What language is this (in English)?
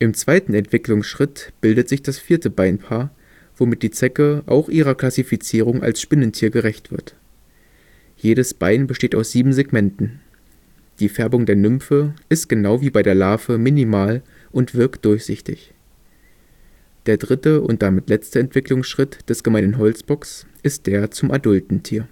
German